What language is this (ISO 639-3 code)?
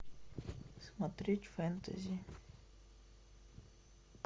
rus